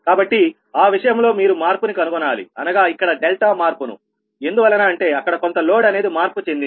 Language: Telugu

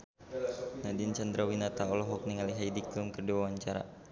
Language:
Sundanese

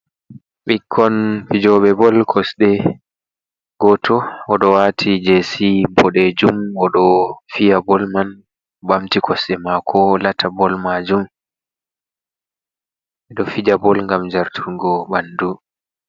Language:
Fula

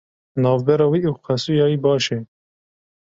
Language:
Kurdish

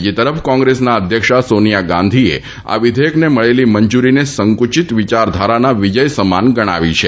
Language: Gujarati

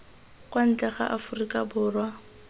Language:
Tswana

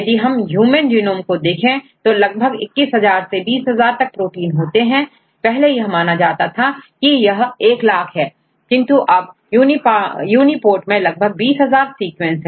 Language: Hindi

